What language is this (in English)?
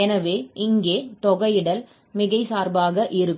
Tamil